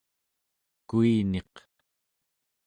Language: Central Yupik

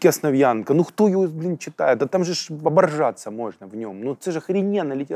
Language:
Ukrainian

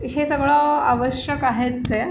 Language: Marathi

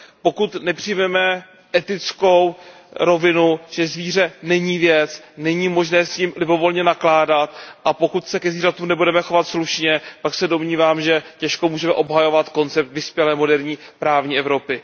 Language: Czech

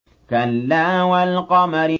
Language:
Arabic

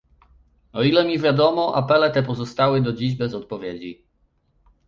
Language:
Polish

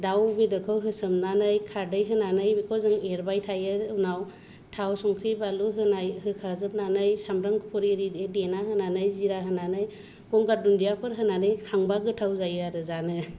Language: Bodo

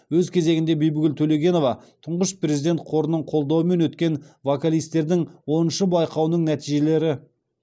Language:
Kazakh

